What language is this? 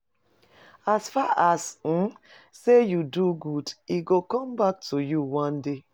Nigerian Pidgin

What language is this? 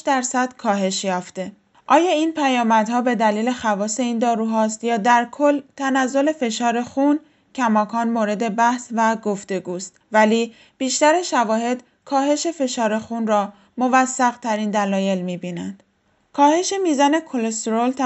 Persian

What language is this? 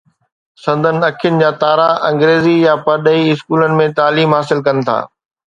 Sindhi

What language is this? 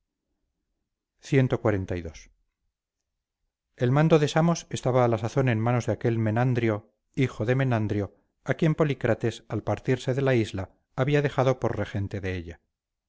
Spanish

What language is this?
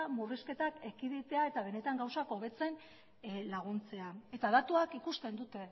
Basque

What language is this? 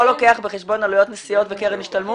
Hebrew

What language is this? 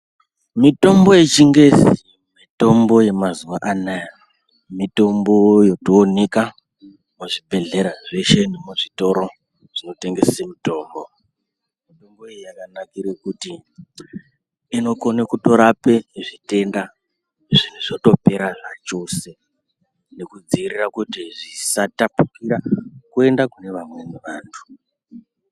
Ndau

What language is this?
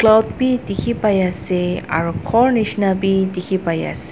Naga Pidgin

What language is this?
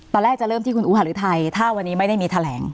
Thai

